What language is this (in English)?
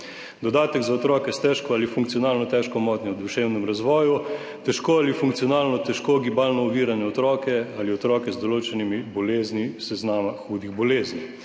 Slovenian